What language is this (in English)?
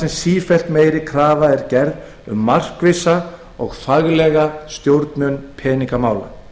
Icelandic